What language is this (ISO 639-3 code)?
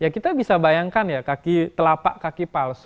ind